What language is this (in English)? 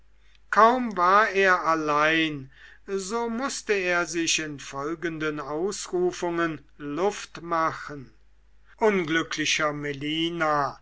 German